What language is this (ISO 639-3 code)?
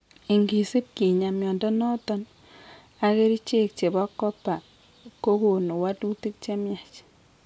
kln